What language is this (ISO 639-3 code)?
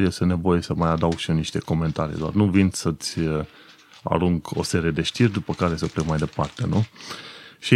ron